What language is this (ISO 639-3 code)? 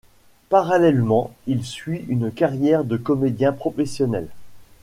fra